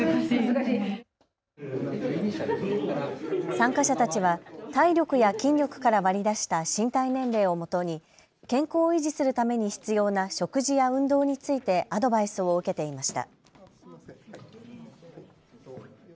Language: Japanese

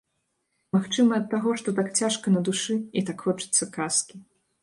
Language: Belarusian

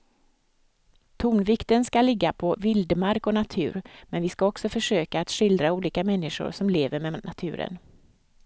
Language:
Swedish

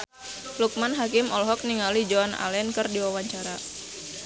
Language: Sundanese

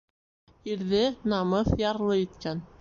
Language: Bashkir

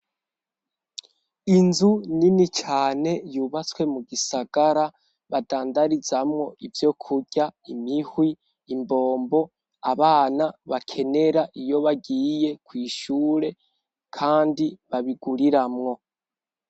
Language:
Rundi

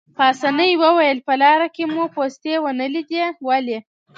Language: Pashto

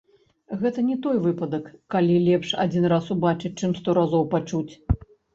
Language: Belarusian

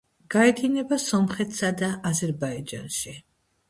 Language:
Georgian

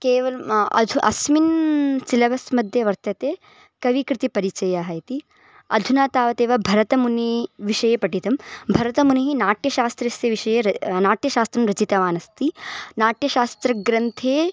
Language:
Sanskrit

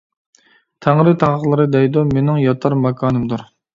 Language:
Uyghur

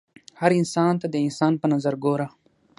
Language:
Pashto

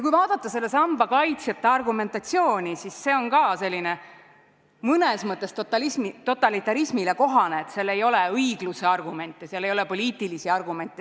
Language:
Estonian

